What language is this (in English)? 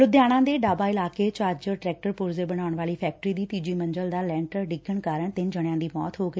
Punjabi